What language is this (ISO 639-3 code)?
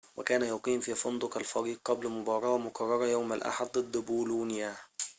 ara